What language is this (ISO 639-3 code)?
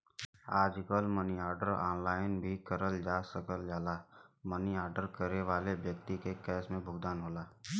bho